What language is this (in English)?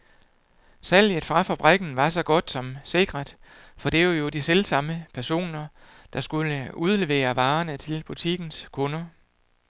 Danish